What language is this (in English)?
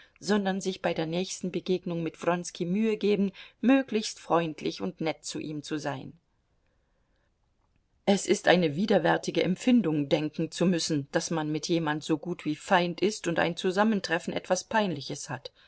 German